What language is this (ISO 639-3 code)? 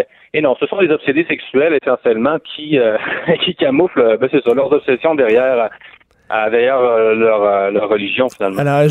fra